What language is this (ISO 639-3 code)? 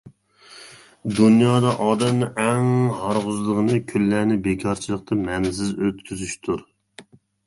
uig